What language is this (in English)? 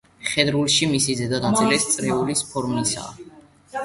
Georgian